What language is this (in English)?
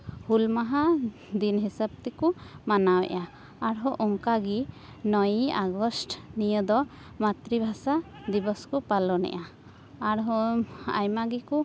Santali